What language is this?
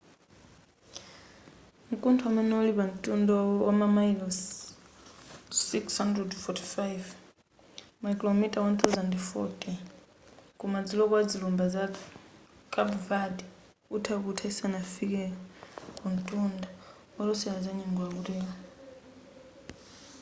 Nyanja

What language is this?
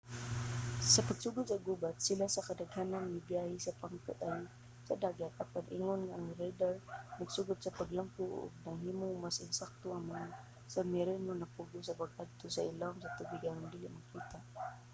Cebuano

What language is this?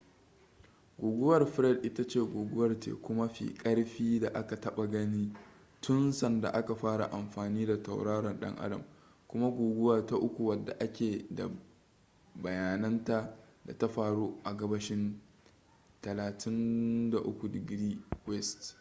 Hausa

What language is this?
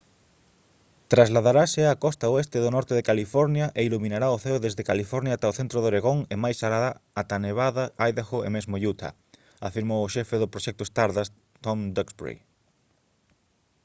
Galician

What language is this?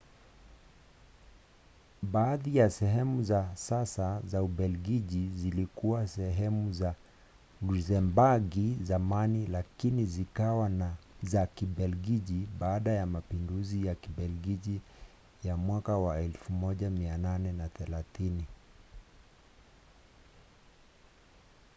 Swahili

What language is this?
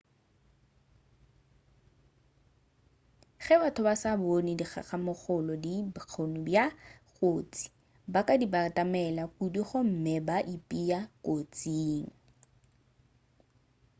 Northern Sotho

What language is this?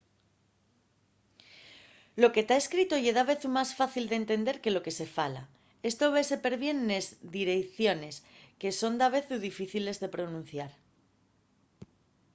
Asturian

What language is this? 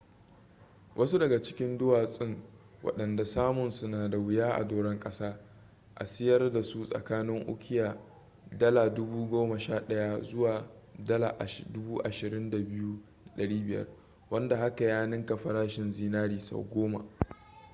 Hausa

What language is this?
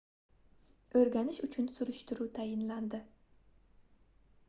Uzbek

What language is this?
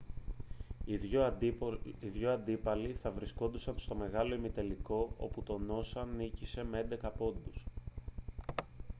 Greek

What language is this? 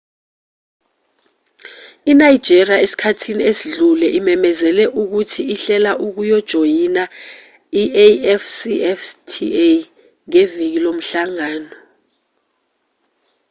Zulu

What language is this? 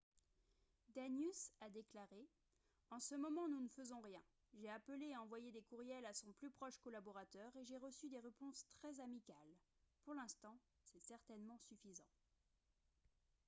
French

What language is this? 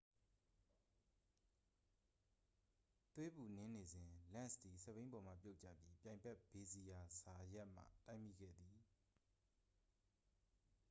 Burmese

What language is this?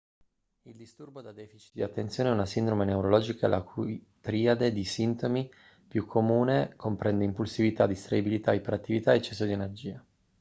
Italian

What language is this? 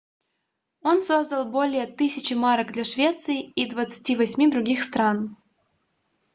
Russian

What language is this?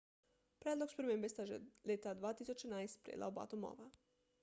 Slovenian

